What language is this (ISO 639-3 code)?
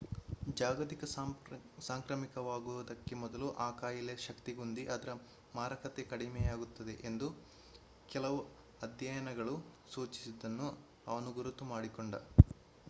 kan